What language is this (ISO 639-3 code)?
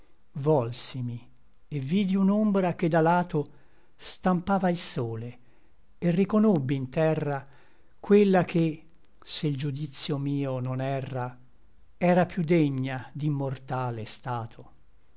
ita